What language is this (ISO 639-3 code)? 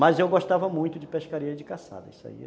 por